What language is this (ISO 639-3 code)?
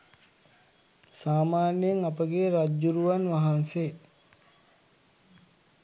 sin